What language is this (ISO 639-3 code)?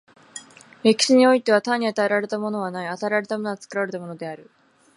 jpn